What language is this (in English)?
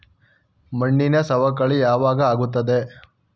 Kannada